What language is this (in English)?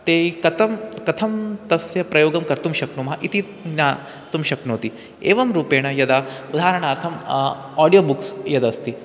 Sanskrit